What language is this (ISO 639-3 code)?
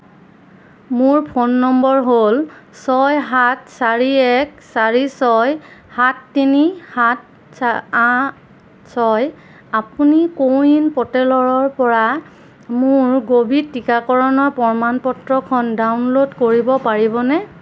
asm